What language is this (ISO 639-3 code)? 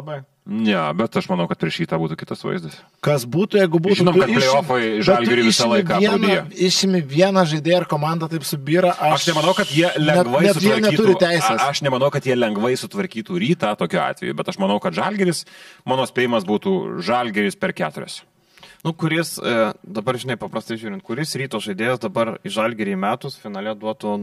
lit